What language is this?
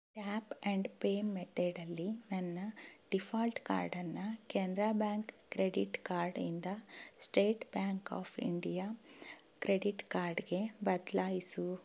Kannada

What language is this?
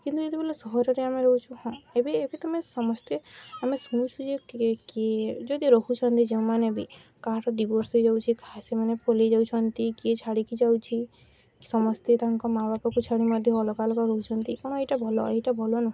Odia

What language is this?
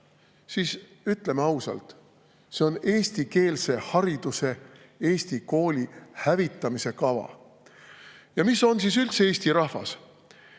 Estonian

